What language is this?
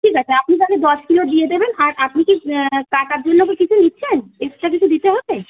Bangla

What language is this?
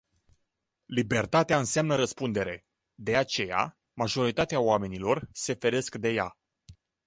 Romanian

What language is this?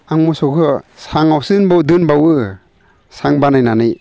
Bodo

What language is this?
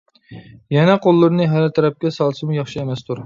Uyghur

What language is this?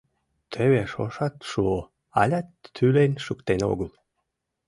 Mari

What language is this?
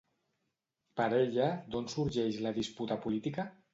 Catalan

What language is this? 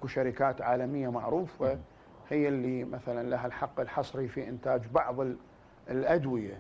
Arabic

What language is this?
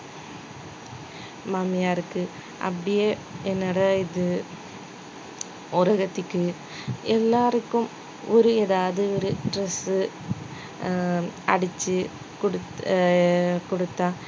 Tamil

